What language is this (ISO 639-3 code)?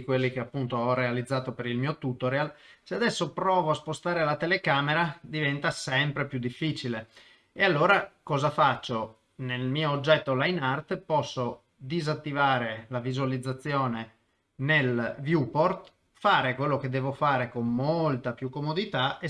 ita